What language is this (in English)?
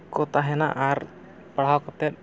Santali